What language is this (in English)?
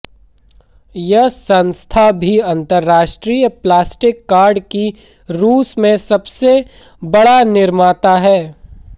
Hindi